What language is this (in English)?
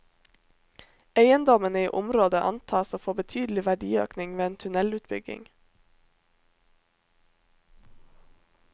Norwegian